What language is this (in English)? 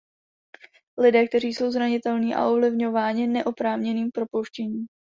Czech